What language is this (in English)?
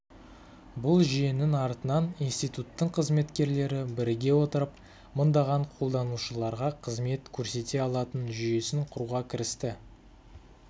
Kazakh